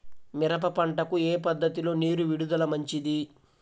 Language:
Telugu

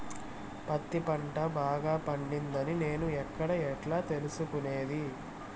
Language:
Telugu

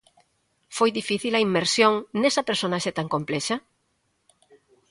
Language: Galician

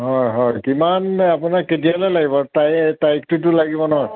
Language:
Assamese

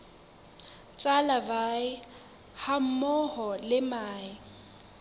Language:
Southern Sotho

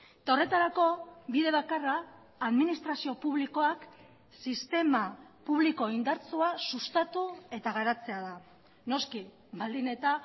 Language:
Basque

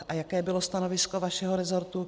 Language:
Czech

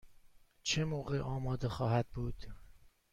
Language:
Persian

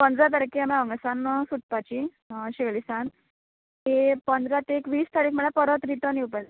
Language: Konkani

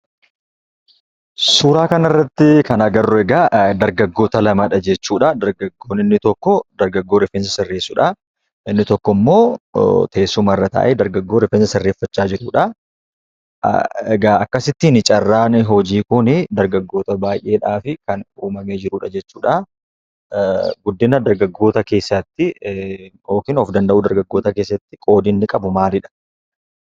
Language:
Oromo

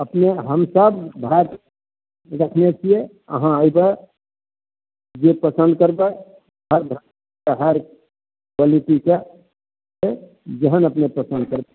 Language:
Maithili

